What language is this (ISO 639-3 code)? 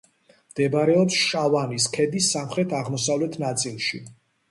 kat